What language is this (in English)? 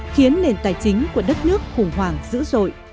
Vietnamese